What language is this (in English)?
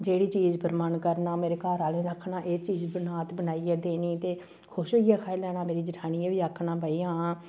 Dogri